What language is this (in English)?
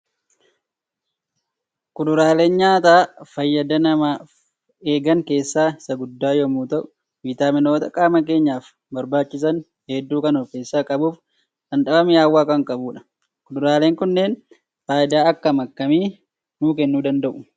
Oromo